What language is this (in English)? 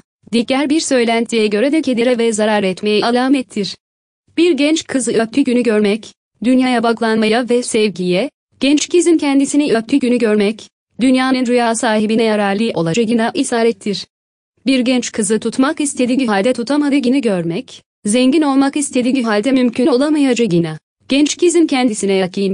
Turkish